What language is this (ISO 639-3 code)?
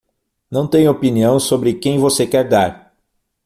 por